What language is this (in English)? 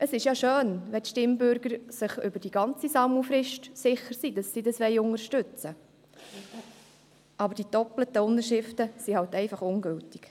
Swiss German